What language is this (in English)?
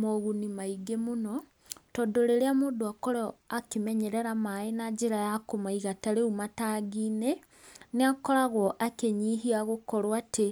Kikuyu